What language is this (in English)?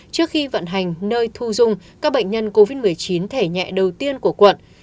Vietnamese